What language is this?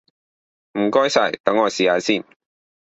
Cantonese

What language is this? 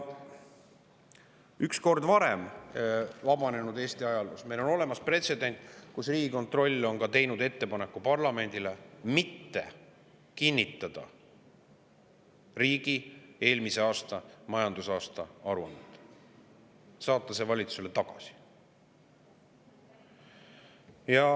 Estonian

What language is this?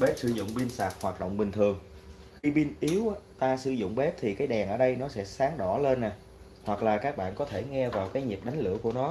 Vietnamese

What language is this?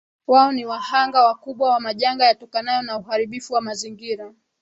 Swahili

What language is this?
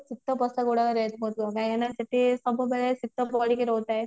Odia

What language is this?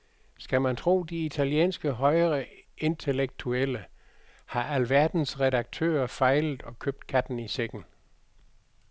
Danish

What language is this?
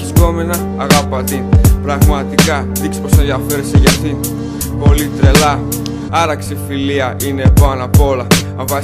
Greek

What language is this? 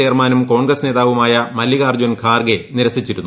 Malayalam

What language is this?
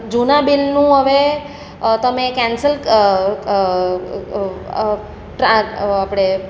Gujarati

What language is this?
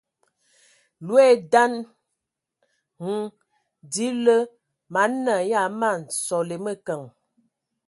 Ewondo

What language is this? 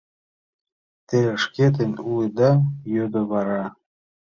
Mari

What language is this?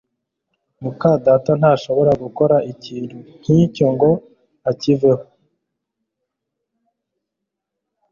Kinyarwanda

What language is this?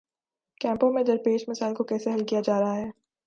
Urdu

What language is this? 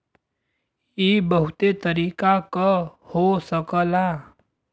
Bhojpuri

